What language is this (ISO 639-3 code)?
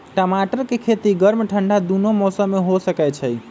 mag